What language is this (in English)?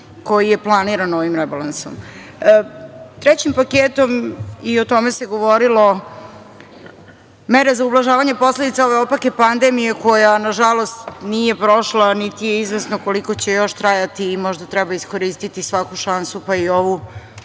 Serbian